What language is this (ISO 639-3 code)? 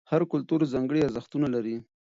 pus